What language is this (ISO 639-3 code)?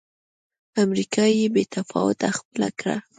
pus